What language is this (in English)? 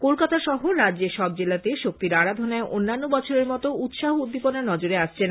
Bangla